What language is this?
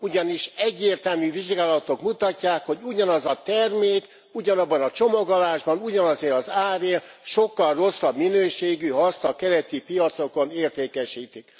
Hungarian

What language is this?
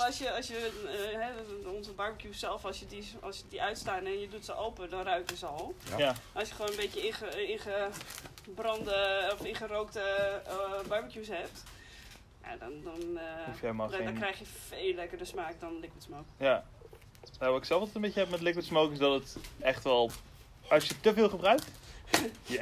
Dutch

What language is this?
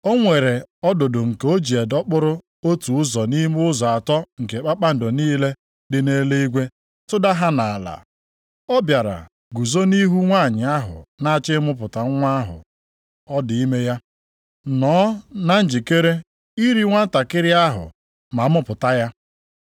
Igbo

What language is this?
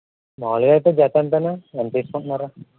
Telugu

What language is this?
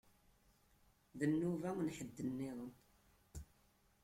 Kabyle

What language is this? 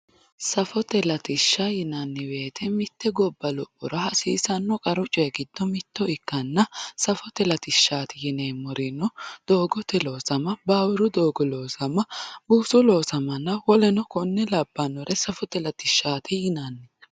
Sidamo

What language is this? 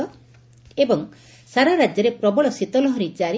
Odia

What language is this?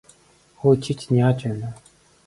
Mongolian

